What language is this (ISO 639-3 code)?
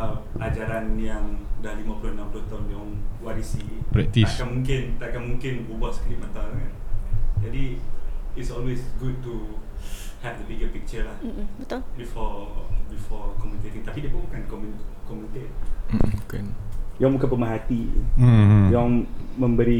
msa